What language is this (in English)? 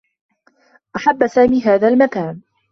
Arabic